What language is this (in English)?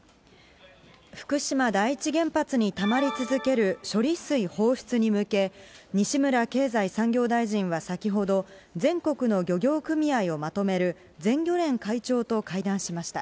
Japanese